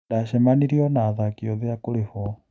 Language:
Kikuyu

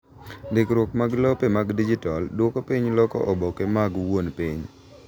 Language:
Luo (Kenya and Tanzania)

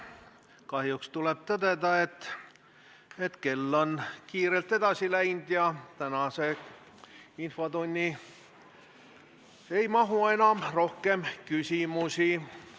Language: Estonian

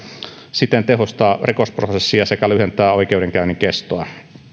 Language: Finnish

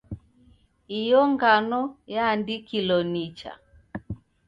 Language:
Taita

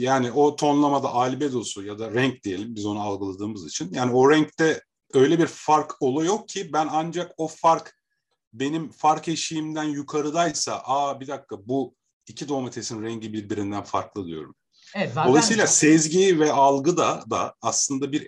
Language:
Turkish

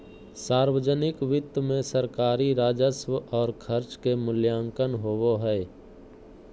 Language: Magahi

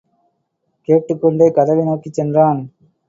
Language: Tamil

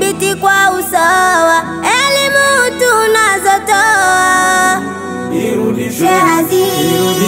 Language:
Indonesian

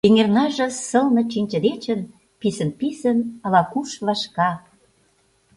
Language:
Mari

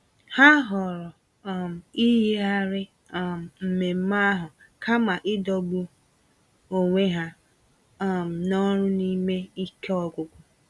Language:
Igbo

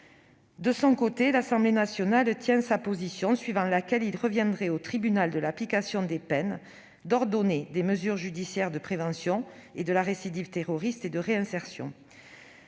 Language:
French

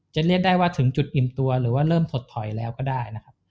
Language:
Thai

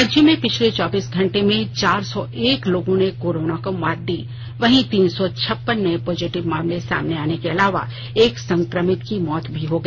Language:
Hindi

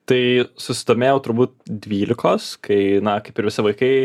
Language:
Lithuanian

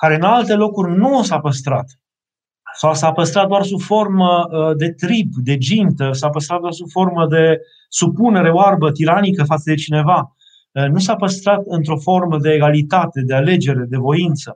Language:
Romanian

